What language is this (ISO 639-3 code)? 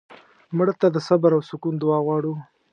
pus